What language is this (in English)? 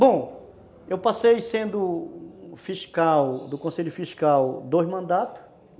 Portuguese